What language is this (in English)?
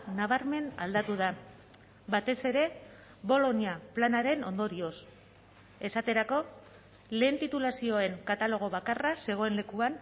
Basque